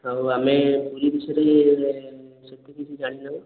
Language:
Odia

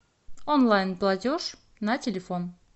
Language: Russian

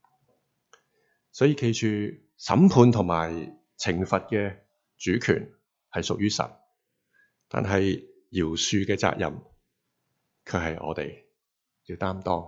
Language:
Chinese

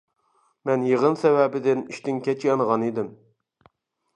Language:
Uyghur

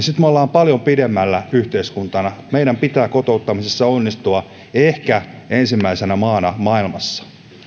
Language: Finnish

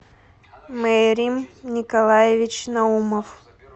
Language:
Russian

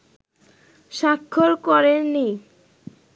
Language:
Bangla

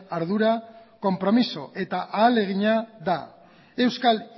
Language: Basque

